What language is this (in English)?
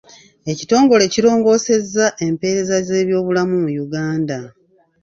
Ganda